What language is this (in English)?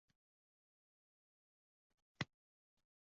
Uzbek